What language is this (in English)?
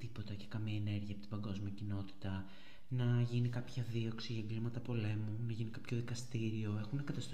Greek